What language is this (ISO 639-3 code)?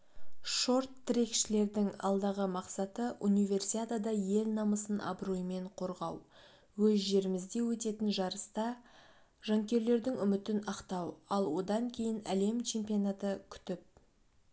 kaz